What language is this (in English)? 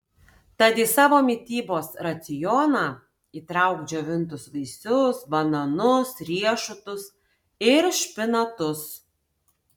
Lithuanian